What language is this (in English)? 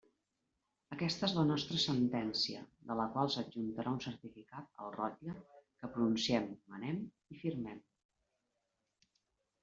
Catalan